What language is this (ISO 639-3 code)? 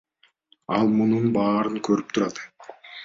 kir